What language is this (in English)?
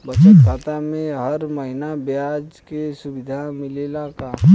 Bhojpuri